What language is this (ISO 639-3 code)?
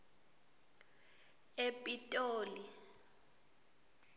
ssw